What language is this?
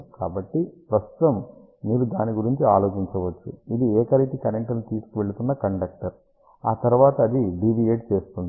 Telugu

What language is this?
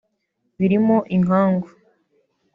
Kinyarwanda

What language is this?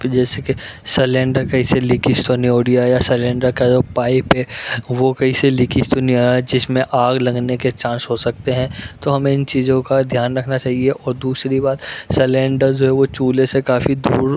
Urdu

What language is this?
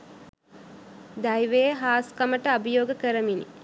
Sinhala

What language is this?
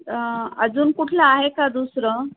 Marathi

